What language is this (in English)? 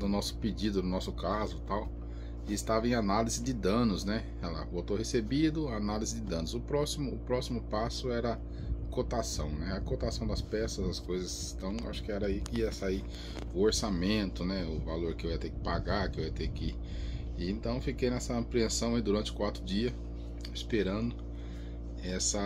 Portuguese